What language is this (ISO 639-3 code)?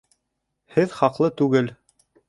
bak